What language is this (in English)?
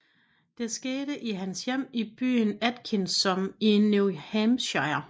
Danish